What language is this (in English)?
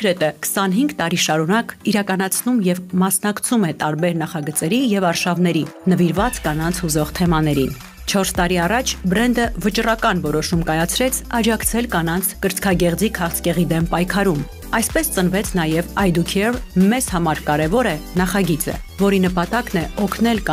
Romanian